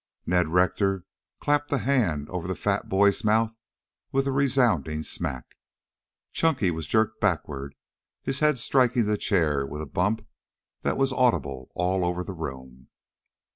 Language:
English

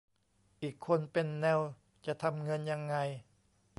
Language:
Thai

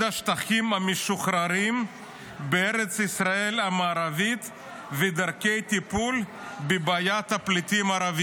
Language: Hebrew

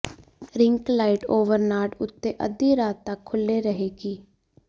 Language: Punjabi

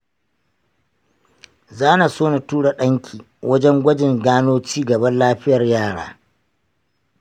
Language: Hausa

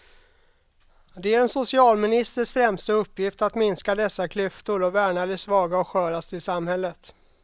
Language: Swedish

